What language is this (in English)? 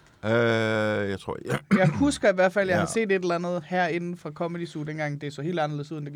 Danish